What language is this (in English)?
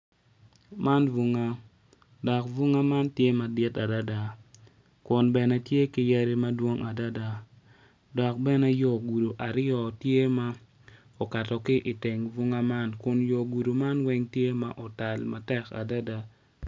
Acoli